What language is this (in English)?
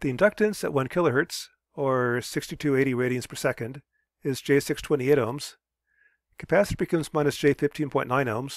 English